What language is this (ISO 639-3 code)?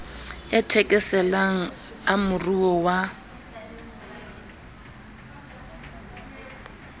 sot